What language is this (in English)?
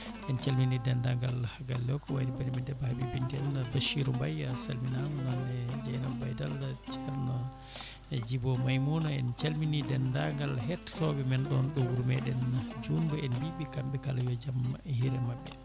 Fula